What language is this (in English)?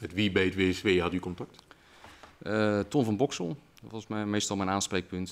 Dutch